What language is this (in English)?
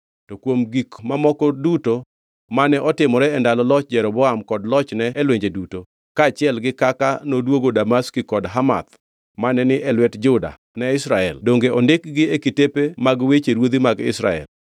Luo (Kenya and Tanzania)